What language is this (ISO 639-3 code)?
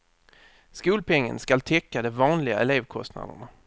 swe